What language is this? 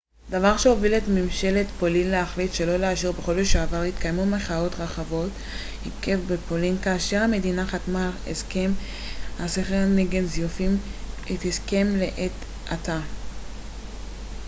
Hebrew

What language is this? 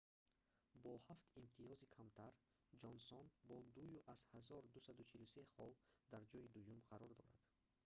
Tajik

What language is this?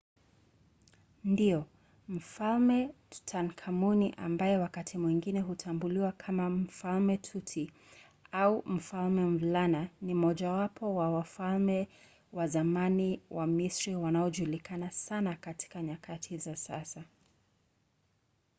Swahili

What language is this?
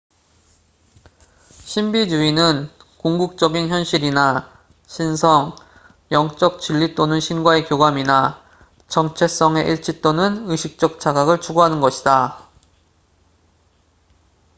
Korean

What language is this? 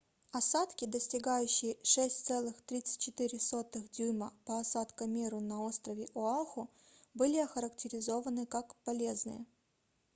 Russian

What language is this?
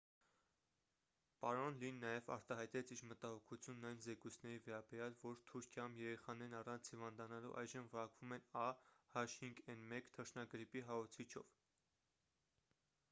Armenian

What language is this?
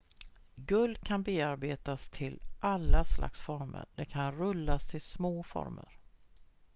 Swedish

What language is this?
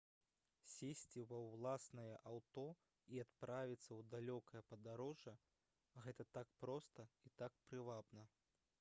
Belarusian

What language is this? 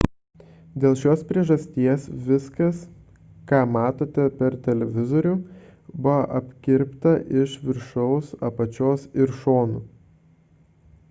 Lithuanian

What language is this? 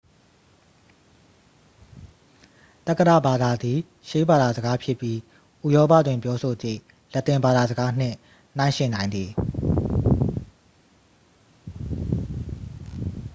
Burmese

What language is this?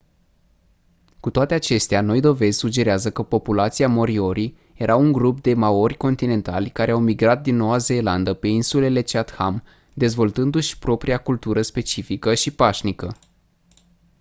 Romanian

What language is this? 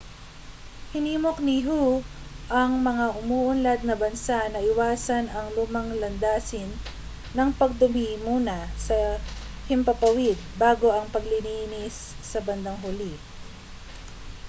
Filipino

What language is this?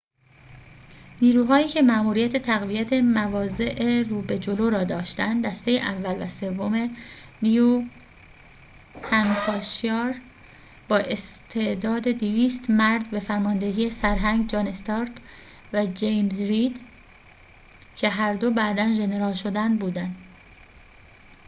Persian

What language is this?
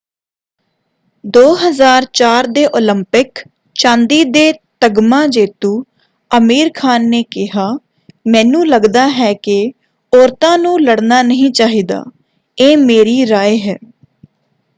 Punjabi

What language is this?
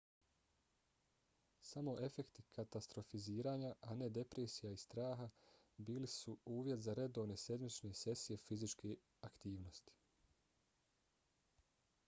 Bosnian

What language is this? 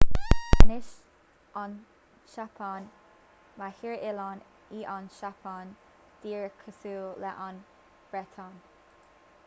Irish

